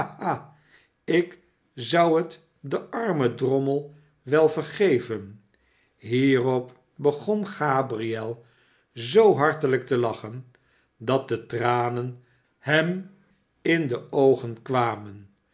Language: Dutch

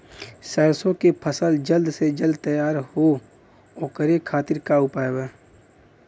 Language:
Bhojpuri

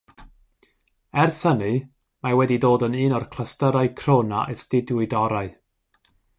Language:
Welsh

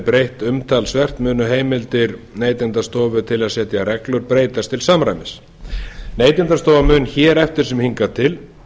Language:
Icelandic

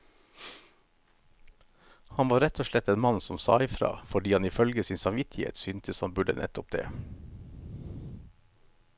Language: Norwegian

